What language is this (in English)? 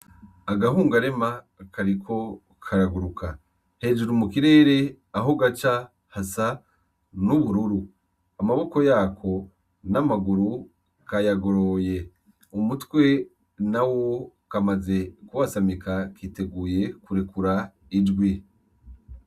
Rundi